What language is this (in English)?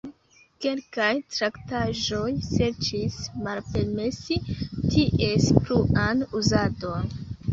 Esperanto